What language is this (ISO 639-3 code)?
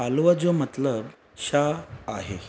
snd